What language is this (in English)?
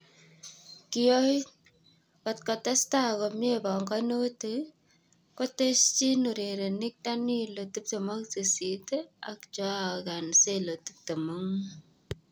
Kalenjin